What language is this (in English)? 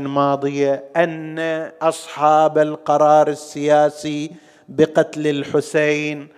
Arabic